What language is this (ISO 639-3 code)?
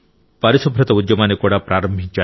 tel